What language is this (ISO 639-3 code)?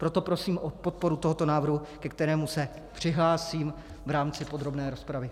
ces